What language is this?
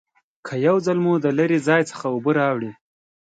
Pashto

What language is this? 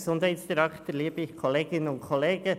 Swiss German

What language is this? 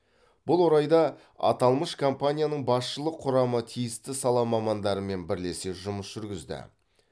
Kazakh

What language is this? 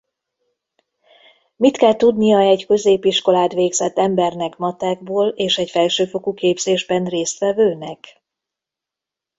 Hungarian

